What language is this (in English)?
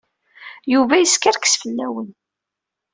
Kabyle